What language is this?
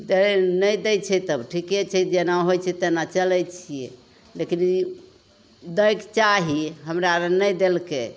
Maithili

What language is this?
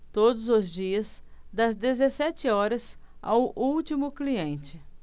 Portuguese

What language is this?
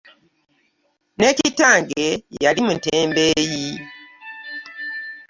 Ganda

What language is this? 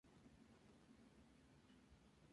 Spanish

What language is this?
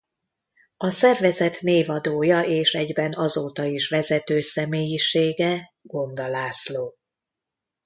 Hungarian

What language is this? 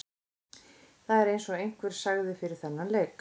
Icelandic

